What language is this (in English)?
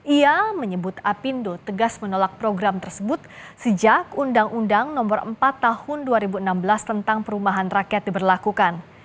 Indonesian